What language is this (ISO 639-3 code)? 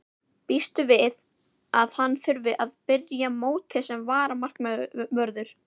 isl